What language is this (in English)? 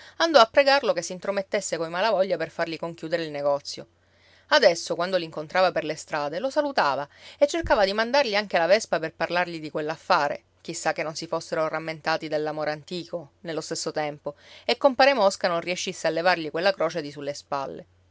Italian